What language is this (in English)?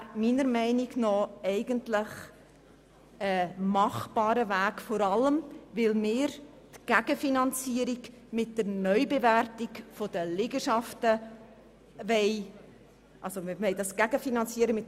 Swiss German